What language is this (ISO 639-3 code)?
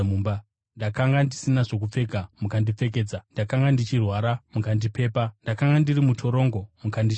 sna